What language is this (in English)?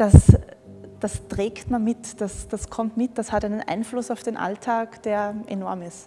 German